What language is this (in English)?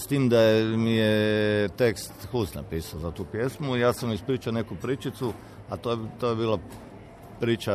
Croatian